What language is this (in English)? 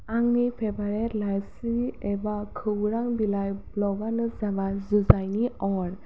Bodo